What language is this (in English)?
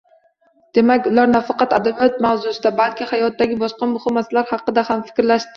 Uzbek